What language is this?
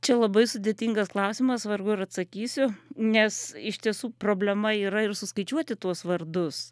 Lithuanian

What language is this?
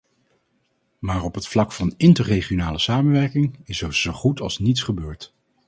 Dutch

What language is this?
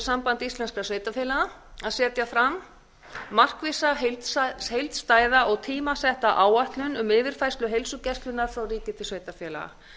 Icelandic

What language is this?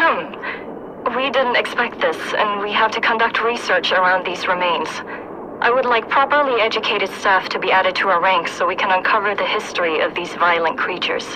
German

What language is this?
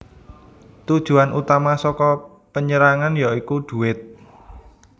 Javanese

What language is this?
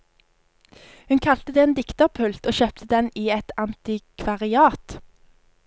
Norwegian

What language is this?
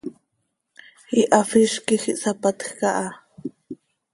Seri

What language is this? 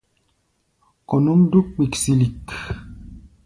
Gbaya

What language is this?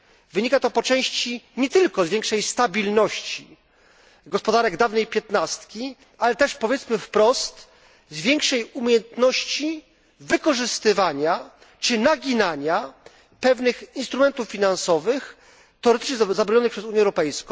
Polish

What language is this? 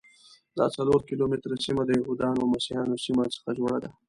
Pashto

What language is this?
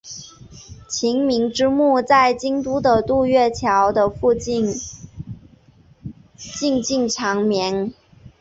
Chinese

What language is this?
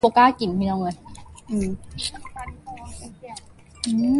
English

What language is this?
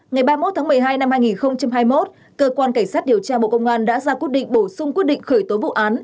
Vietnamese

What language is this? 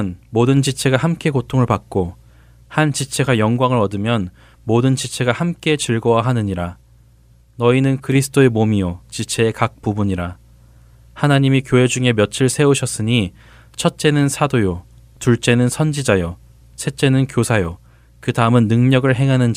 Korean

